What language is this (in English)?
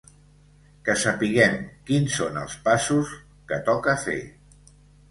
Catalan